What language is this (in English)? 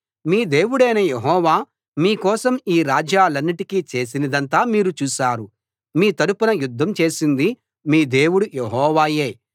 Telugu